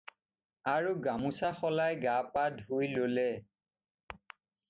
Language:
Assamese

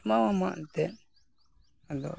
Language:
Santali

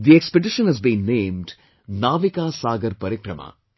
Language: English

